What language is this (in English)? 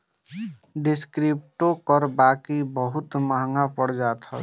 Bhojpuri